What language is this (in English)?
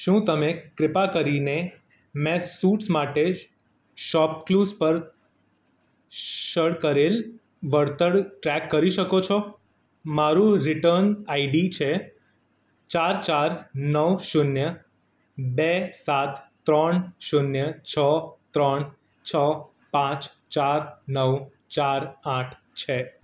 Gujarati